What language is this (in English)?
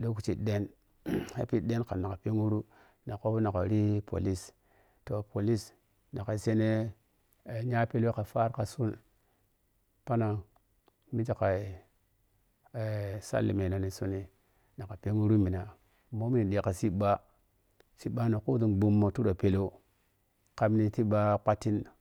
Piya-Kwonci